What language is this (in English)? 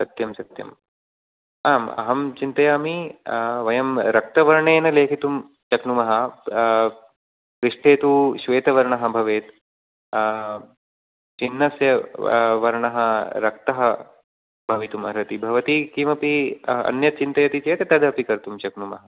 Sanskrit